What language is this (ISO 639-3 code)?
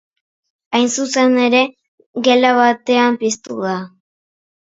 eus